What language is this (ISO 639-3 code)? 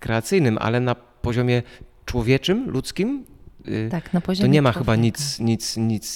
pol